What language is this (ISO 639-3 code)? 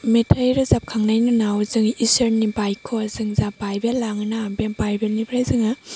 brx